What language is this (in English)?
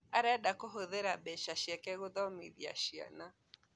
Kikuyu